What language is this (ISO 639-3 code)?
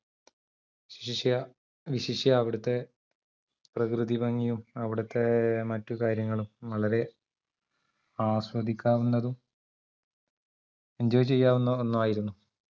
mal